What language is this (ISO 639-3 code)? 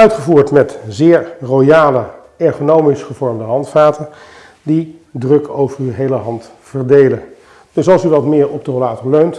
nld